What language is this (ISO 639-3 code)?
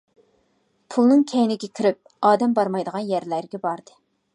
uig